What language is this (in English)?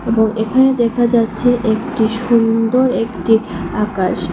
Bangla